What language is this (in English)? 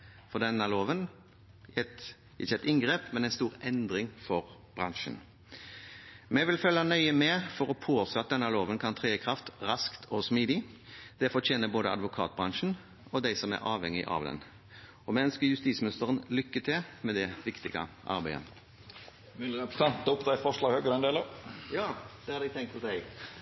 Norwegian